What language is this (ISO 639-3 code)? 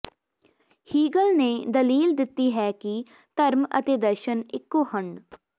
pan